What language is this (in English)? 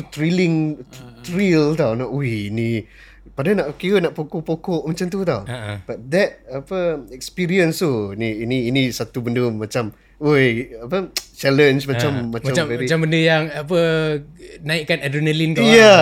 Malay